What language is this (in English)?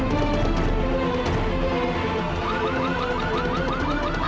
Indonesian